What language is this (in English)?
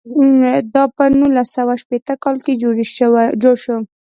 Pashto